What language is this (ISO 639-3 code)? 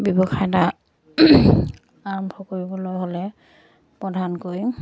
asm